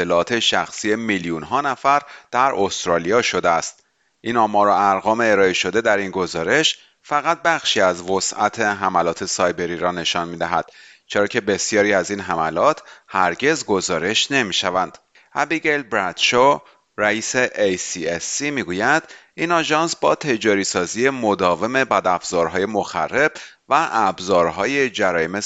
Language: Persian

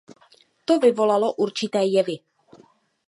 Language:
Czech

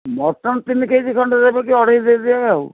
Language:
Odia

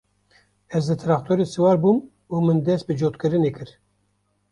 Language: Kurdish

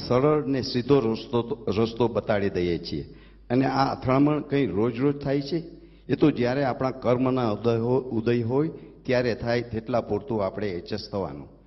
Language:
Gujarati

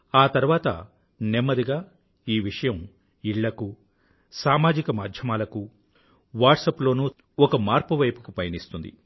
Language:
Telugu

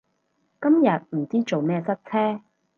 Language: Cantonese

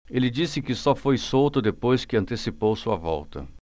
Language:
Portuguese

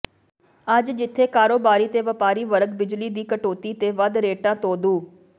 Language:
Punjabi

